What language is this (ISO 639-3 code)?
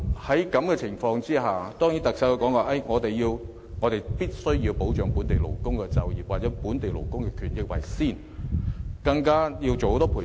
yue